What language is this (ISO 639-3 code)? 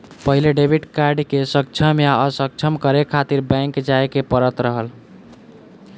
bho